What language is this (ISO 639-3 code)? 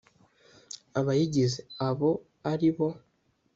kin